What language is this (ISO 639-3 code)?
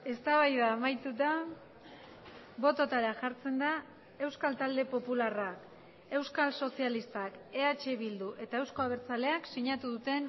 eus